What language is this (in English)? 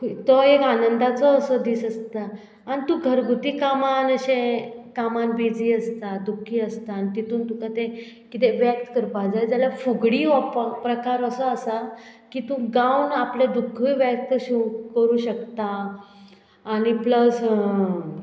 Konkani